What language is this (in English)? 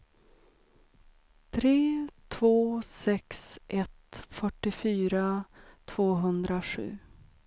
Swedish